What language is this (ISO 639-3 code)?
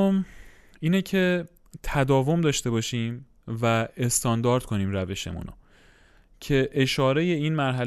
fas